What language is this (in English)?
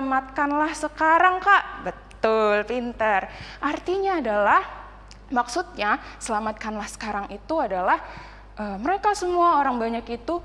Indonesian